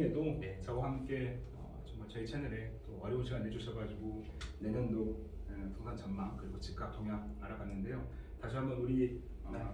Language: Korean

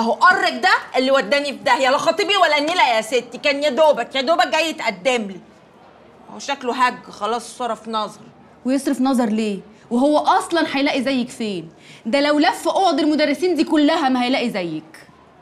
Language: Arabic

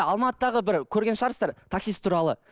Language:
Kazakh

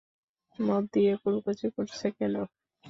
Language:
Bangla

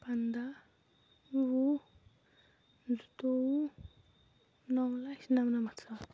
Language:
Kashmiri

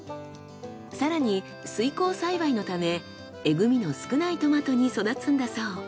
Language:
Japanese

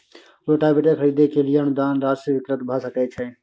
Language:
Maithili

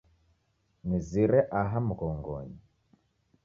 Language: Taita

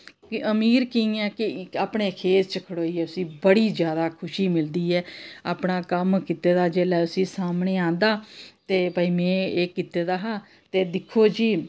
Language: Dogri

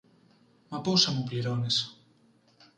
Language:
Greek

